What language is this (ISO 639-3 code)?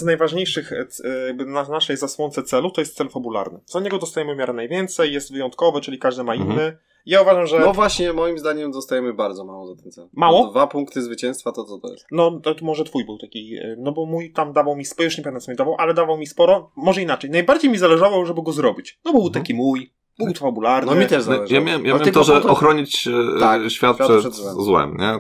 pol